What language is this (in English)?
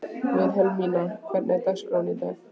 Icelandic